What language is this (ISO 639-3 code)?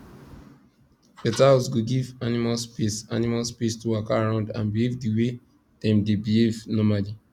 pcm